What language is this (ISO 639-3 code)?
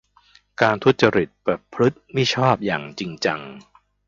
tha